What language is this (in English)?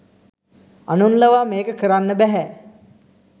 Sinhala